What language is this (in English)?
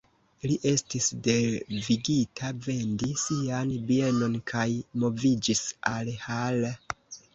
Esperanto